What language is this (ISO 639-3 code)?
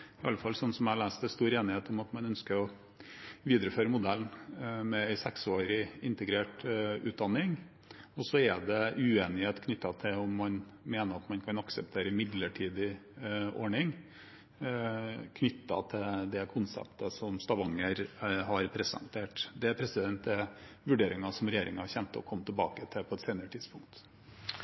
nob